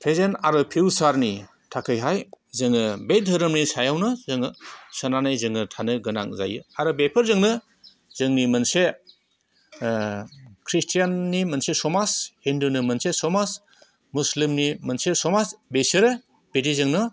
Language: Bodo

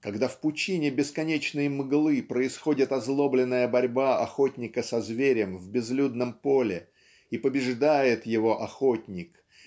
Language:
Russian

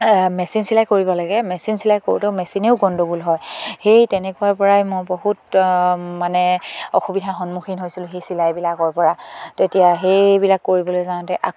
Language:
Assamese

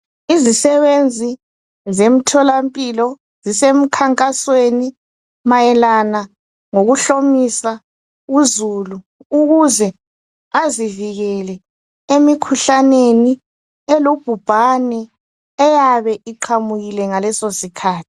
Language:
North Ndebele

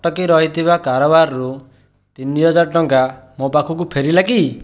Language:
Odia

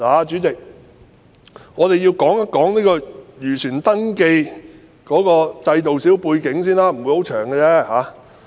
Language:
Cantonese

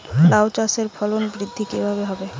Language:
Bangla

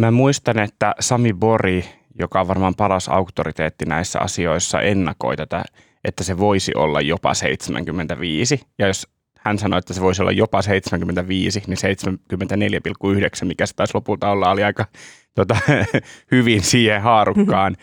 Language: Finnish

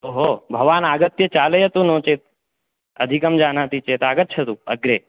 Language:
Sanskrit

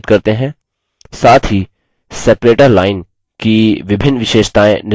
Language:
Hindi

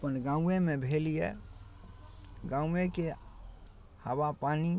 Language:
Maithili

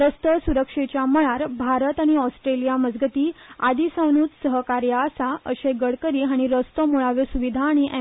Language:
Konkani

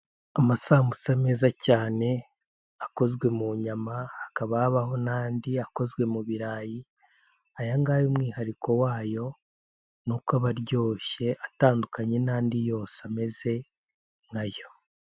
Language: Kinyarwanda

